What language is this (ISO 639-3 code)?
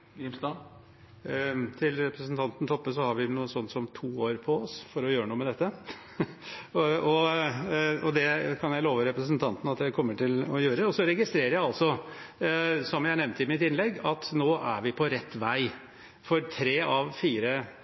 nor